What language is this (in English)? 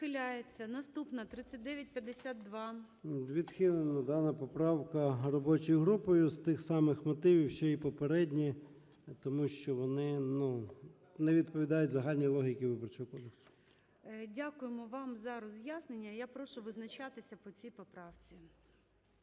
Ukrainian